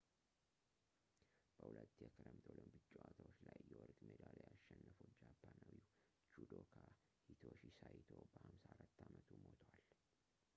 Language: Amharic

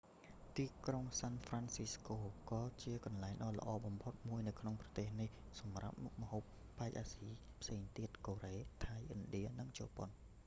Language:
Khmer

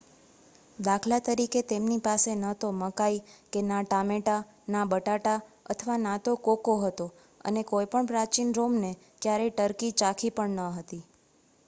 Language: Gujarati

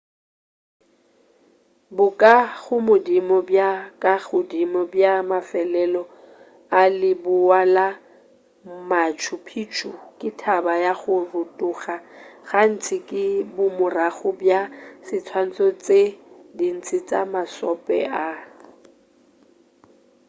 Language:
Northern Sotho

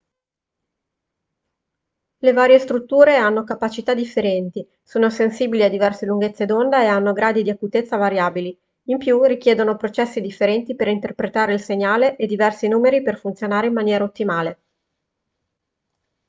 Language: Italian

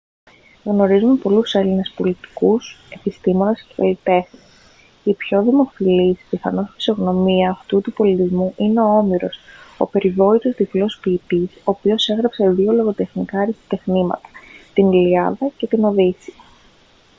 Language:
Greek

